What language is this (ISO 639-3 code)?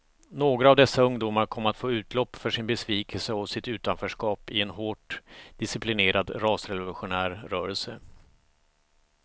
swe